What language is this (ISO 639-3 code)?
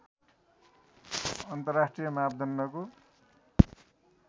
nep